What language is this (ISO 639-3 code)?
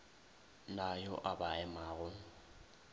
nso